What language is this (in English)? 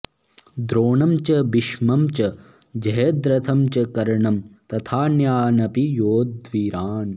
Sanskrit